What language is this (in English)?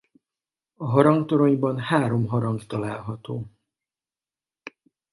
Hungarian